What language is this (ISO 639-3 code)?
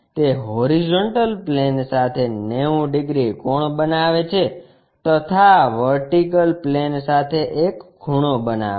guj